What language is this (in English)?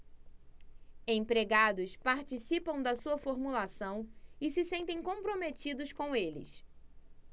Portuguese